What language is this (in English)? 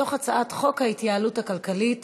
Hebrew